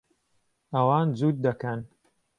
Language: Central Kurdish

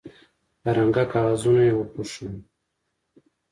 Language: Pashto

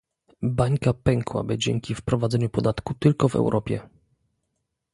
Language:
Polish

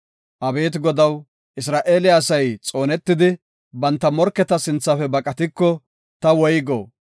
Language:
Gofa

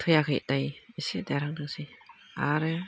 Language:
Bodo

